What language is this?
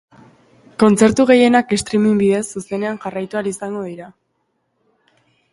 Basque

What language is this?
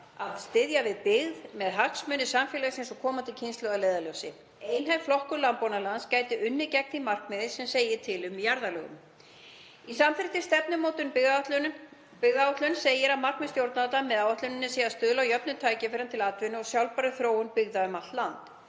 Icelandic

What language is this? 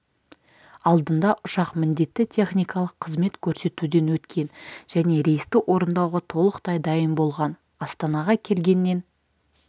Kazakh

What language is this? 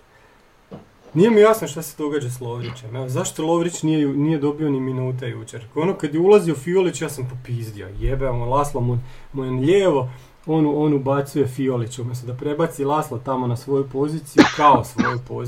Croatian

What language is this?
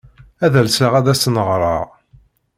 Kabyle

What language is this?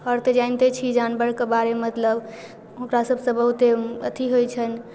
Maithili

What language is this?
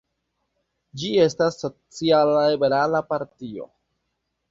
Esperanto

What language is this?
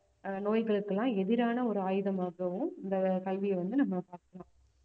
Tamil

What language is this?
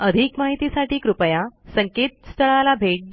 Marathi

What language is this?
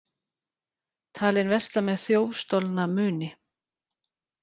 Icelandic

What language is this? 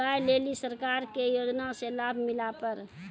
Maithili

